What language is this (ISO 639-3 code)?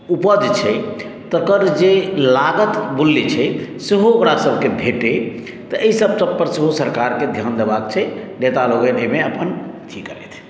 mai